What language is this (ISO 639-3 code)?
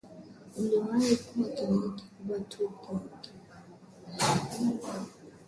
swa